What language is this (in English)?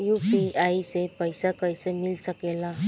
Bhojpuri